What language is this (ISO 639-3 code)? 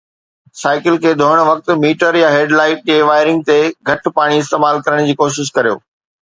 snd